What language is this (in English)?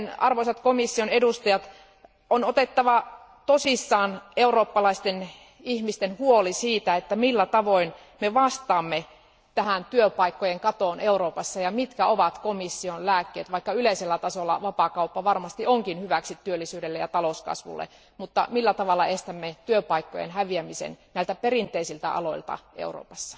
Finnish